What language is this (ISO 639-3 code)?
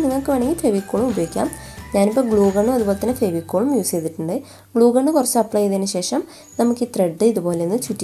tur